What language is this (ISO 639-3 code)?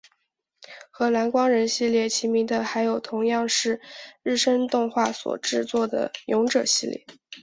zho